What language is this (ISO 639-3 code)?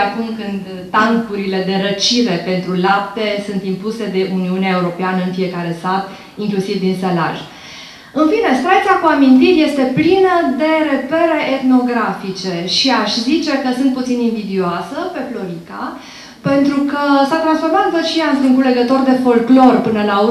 ron